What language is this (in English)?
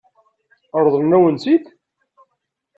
Kabyle